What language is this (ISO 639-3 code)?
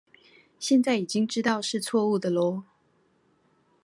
zho